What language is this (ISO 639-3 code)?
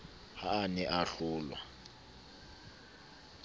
sot